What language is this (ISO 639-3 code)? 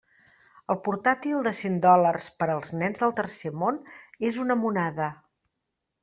cat